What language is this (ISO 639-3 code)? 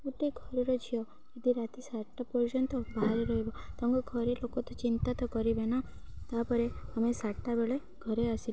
ori